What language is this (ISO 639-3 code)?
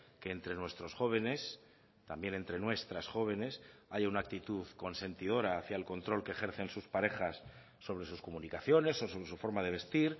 spa